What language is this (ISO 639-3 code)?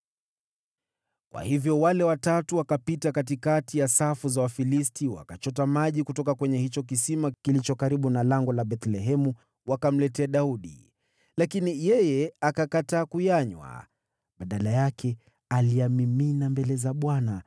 swa